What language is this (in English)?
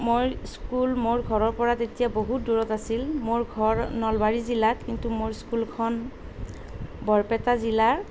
Assamese